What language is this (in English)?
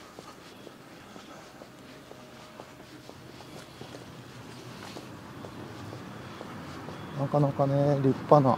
Japanese